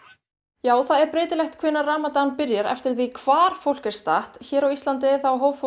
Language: Icelandic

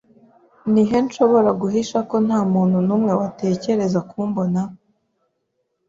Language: Kinyarwanda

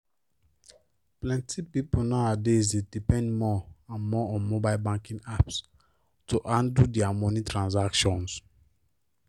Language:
Nigerian Pidgin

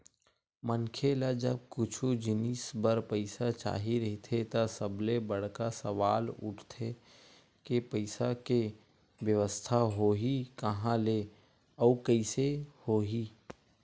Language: Chhattisgarhi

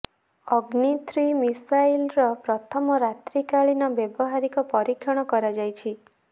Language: Odia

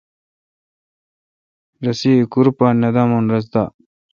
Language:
Kalkoti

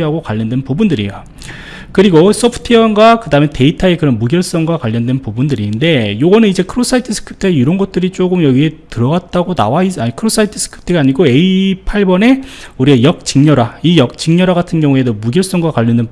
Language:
Korean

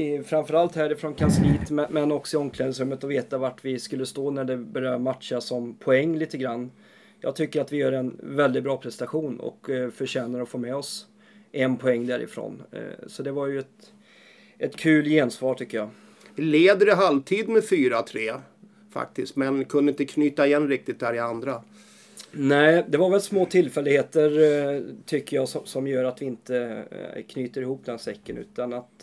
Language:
Swedish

